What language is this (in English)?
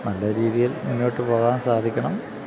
Malayalam